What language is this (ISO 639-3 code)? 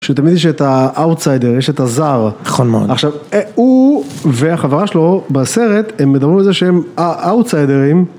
heb